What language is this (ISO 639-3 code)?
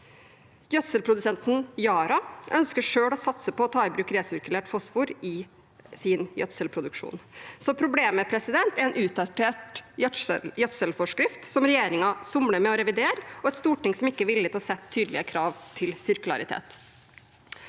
nor